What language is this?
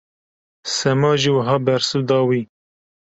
Kurdish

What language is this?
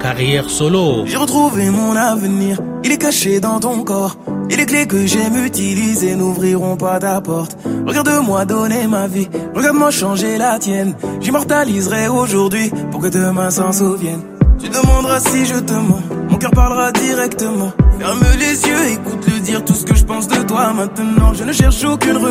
Swahili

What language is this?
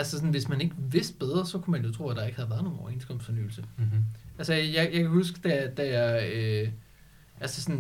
Danish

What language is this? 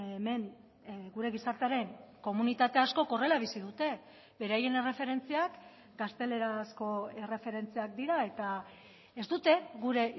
Basque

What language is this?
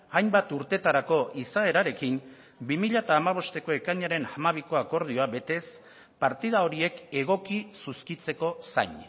Basque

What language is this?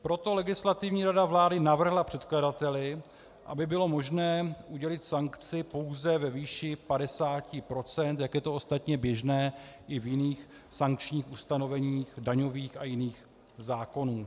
Czech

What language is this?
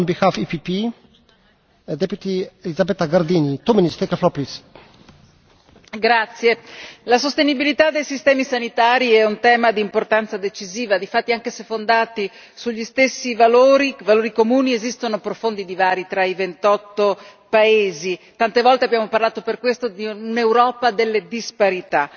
Italian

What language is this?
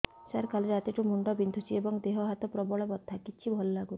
Odia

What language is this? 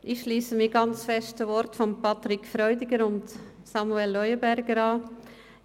Swiss German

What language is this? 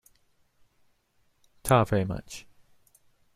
English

